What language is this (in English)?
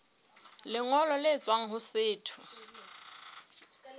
Southern Sotho